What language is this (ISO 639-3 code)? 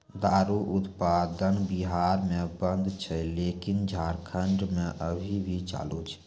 mai